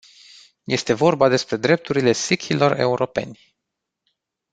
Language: Romanian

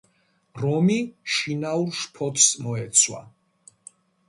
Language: Georgian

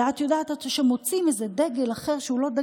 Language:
Hebrew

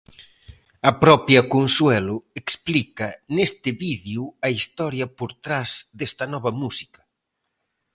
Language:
Galician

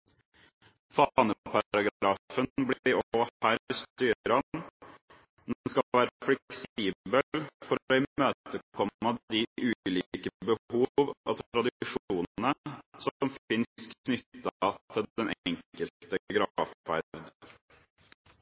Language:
Norwegian Bokmål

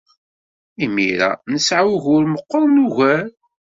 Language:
Kabyle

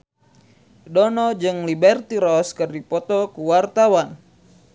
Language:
Sundanese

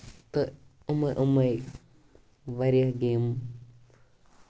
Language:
Kashmiri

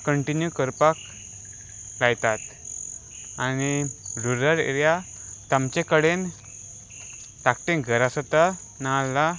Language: Konkani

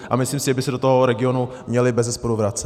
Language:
Czech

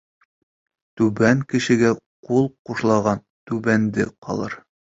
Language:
Bashkir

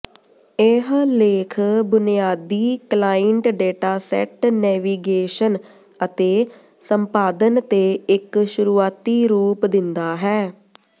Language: Punjabi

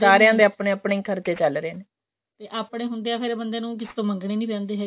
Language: Punjabi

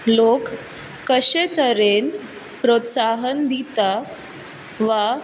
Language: Konkani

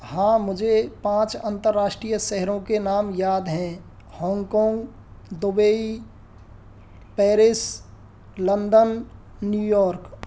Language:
Hindi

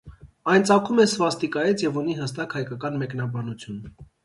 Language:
Armenian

